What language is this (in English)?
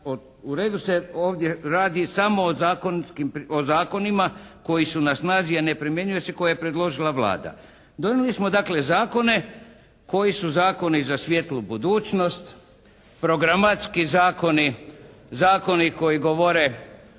Croatian